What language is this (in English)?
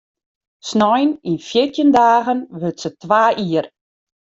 Western Frisian